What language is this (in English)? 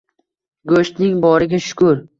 Uzbek